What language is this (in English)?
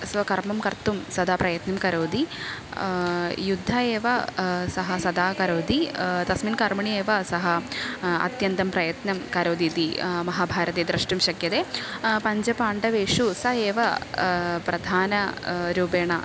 Sanskrit